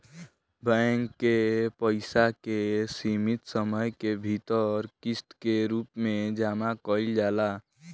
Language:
Bhojpuri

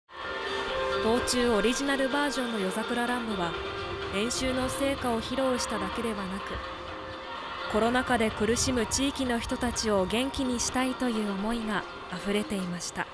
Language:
Japanese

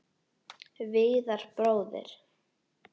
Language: Icelandic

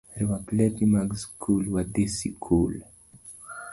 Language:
Luo (Kenya and Tanzania)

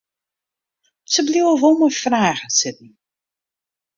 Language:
Western Frisian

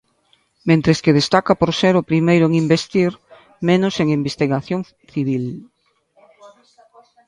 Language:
Galician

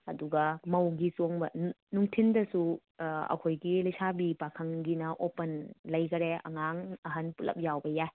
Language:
Manipuri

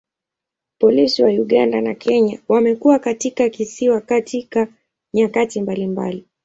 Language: Swahili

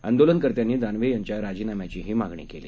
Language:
Marathi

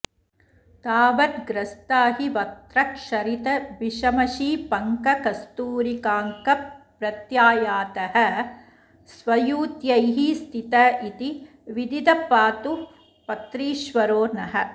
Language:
Sanskrit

